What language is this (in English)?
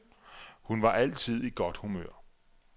Danish